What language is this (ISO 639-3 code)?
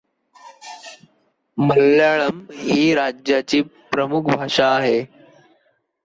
mar